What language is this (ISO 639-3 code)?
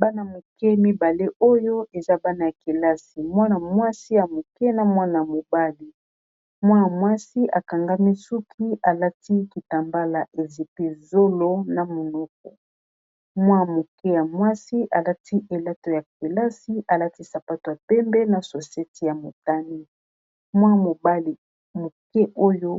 lin